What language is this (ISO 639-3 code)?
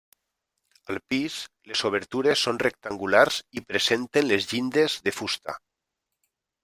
cat